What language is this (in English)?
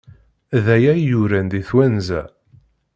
Kabyle